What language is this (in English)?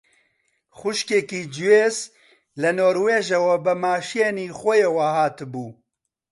Central Kurdish